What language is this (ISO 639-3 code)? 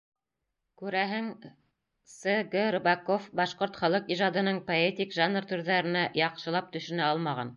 bak